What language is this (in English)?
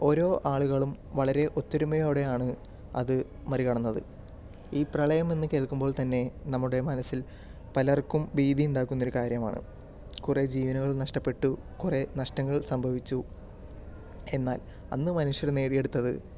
Malayalam